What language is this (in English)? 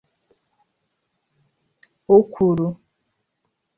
Igbo